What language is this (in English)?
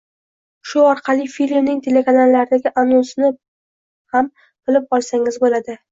Uzbek